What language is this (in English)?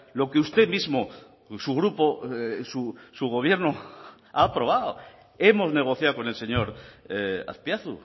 Spanish